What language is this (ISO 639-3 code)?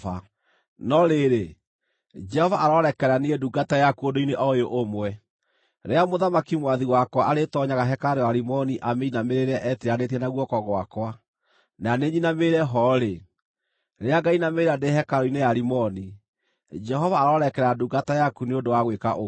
kik